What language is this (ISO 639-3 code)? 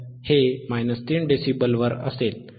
mar